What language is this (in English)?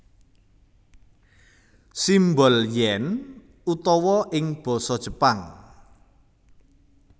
Javanese